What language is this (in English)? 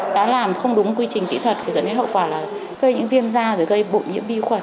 Vietnamese